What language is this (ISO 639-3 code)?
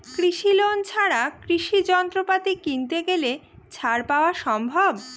ben